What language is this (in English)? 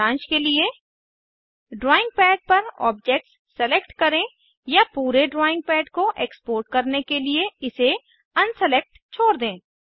Hindi